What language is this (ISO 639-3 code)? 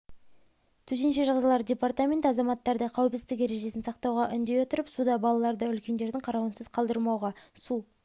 kaz